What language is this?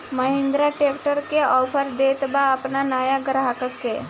Bhojpuri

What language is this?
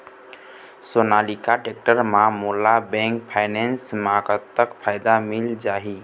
Chhattisgarhi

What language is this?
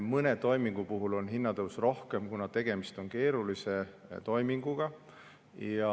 Estonian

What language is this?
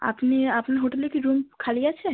Bangla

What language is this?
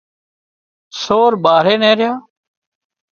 Wadiyara Koli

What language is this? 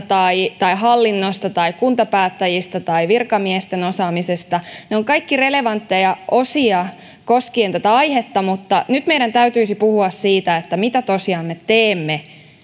Finnish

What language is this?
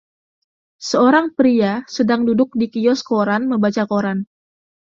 Indonesian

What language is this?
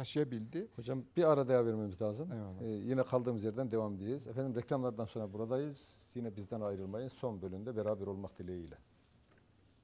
Turkish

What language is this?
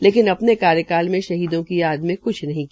Hindi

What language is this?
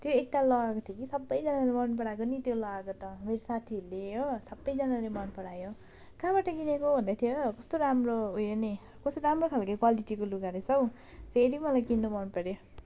Nepali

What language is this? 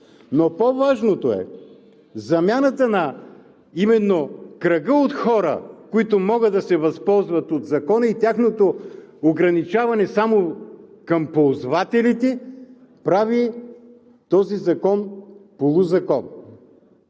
Bulgarian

